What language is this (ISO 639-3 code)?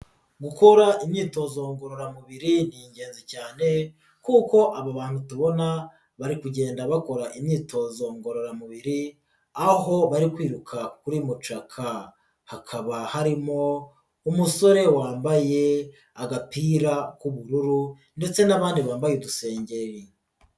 kin